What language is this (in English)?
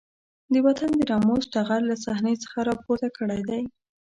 Pashto